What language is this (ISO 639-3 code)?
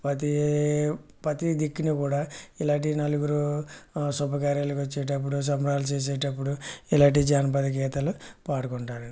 tel